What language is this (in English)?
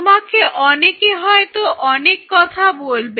Bangla